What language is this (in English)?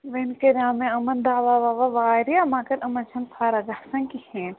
Kashmiri